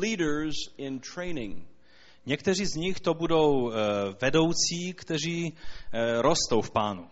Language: Czech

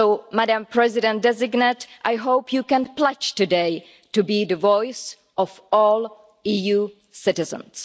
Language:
English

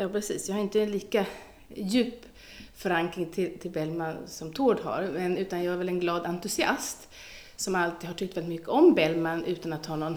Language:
Swedish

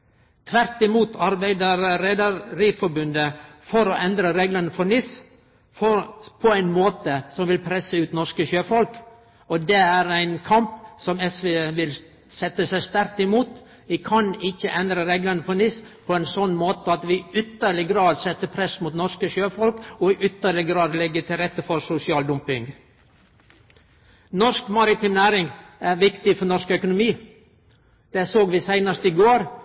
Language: Norwegian Nynorsk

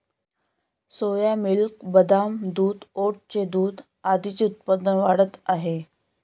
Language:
Marathi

